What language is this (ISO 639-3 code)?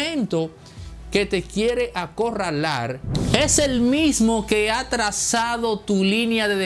spa